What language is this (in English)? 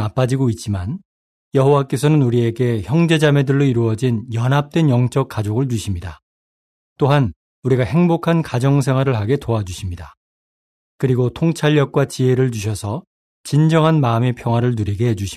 Korean